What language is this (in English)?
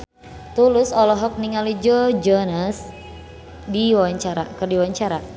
Sundanese